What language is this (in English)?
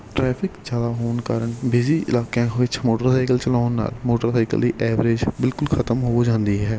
Punjabi